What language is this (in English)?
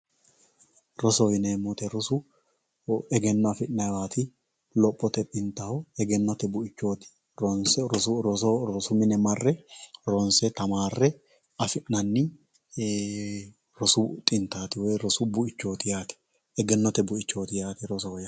Sidamo